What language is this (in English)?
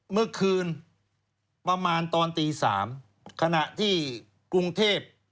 Thai